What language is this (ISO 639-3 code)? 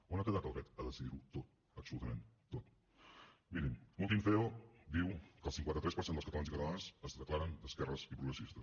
cat